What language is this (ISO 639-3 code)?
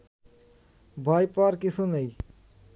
ben